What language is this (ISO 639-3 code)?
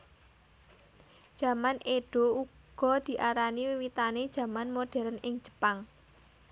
jav